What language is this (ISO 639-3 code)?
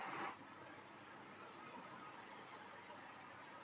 hin